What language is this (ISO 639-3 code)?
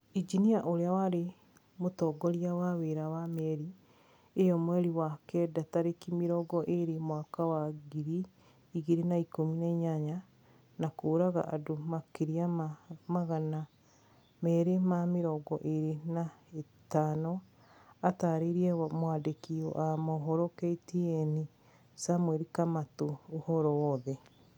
kik